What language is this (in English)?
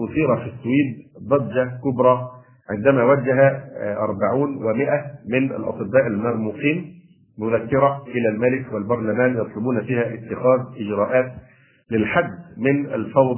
Arabic